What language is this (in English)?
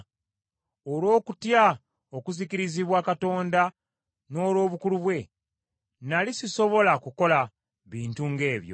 Ganda